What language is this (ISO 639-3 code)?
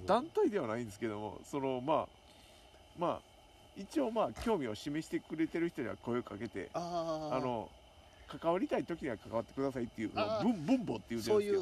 jpn